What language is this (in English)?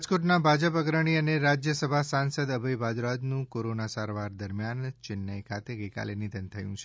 Gujarati